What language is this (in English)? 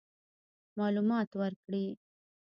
Pashto